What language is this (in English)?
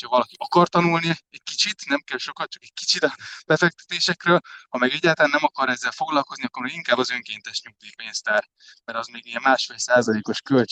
Hungarian